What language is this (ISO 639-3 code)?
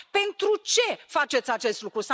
ron